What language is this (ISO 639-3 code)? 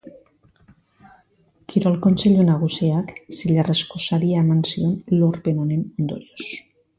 eus